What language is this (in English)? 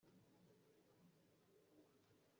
Kinyarwanda